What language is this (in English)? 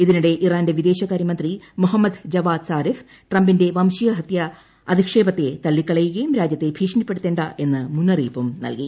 Malayalam